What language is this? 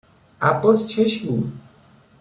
Persian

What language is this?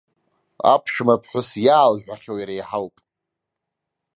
Abkhazian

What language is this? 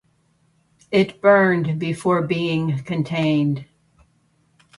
English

